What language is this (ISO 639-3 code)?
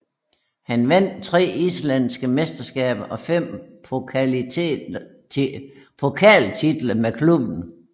dan